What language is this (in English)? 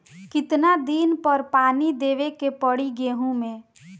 Bhojpuri